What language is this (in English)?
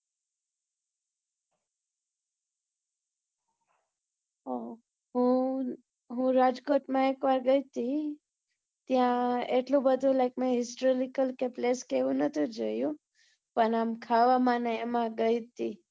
Gujarati